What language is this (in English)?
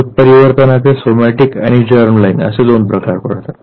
Marathi